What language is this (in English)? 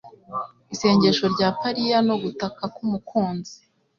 Kinyarwanda